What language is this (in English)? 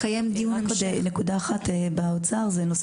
Hebrew